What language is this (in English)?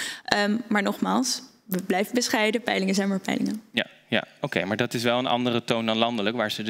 Dutch